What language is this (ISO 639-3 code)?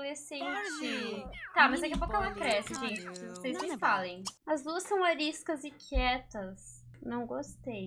por